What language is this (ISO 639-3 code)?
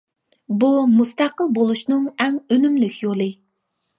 uig